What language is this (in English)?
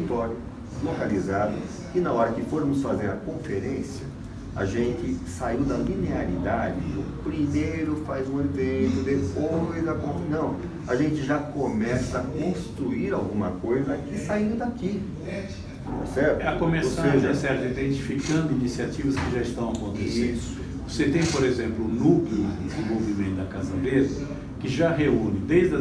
Portuguese